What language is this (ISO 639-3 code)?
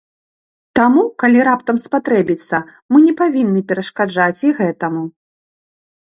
bel